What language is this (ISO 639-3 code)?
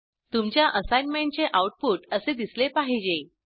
mar